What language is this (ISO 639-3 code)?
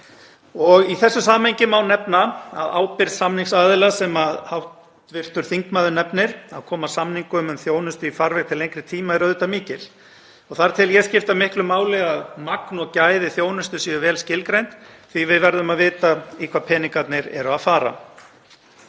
isl